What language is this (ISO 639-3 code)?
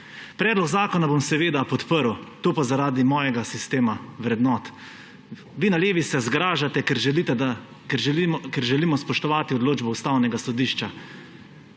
slv